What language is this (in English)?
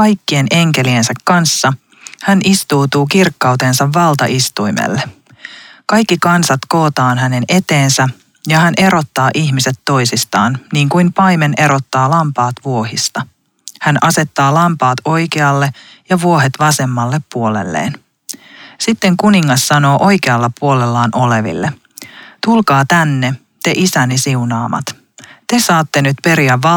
Finnish